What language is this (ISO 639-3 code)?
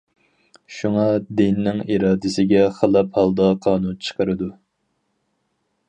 uig